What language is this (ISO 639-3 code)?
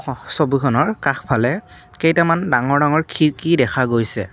asm